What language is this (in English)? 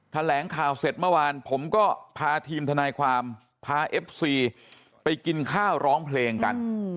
Thai